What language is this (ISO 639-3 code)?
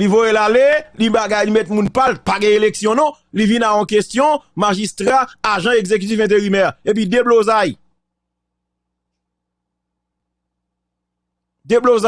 fra